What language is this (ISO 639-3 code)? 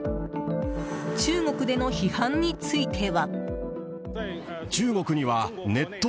jpn